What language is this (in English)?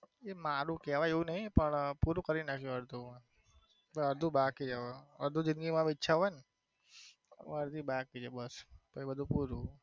Gujarati